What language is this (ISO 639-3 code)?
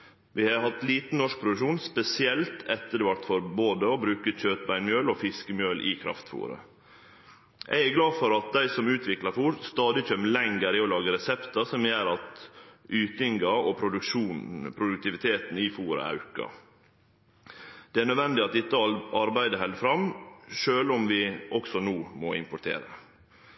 nno